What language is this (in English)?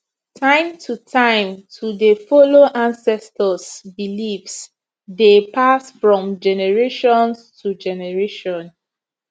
Nigerian Pidgin